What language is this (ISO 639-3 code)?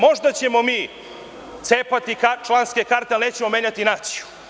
srp